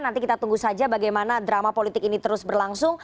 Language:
Indonesian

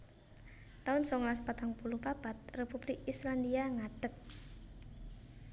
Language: Javanese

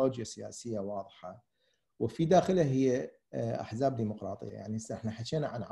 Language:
Arabic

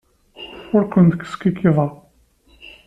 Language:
Kabyle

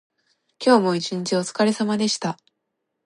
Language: Japanese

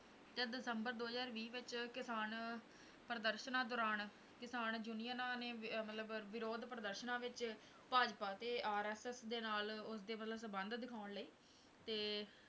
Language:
Punjabi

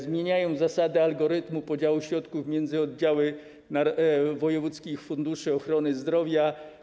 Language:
Polish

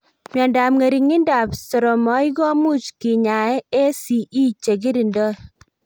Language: Kalenjin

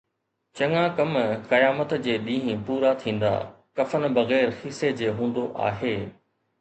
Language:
Sindhi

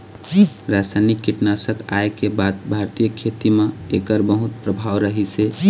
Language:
Chhattisgarhi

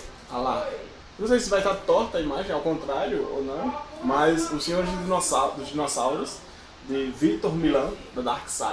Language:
Portuguese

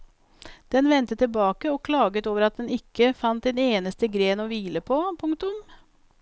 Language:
Norwegian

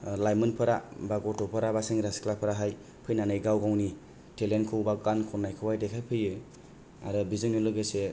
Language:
Bodo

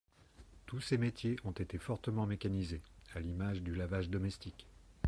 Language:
French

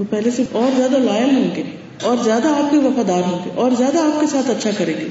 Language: Urdu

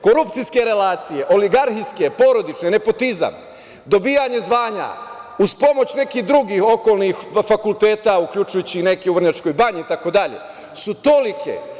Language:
Serbian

